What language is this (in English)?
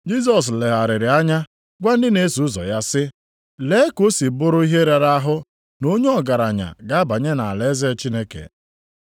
Igbo